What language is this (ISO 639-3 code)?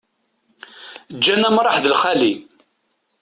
kab